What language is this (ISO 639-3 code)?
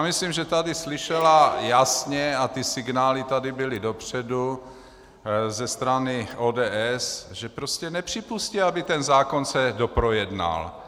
ces